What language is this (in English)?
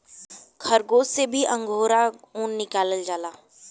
Bhojpuri